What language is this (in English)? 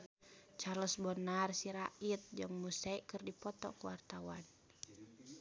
Sundanese